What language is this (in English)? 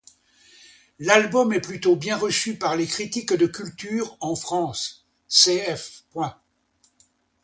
French